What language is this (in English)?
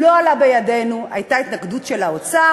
Hebrew